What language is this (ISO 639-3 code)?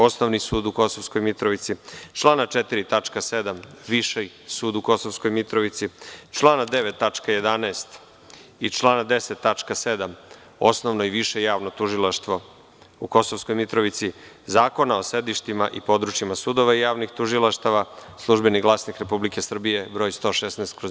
srp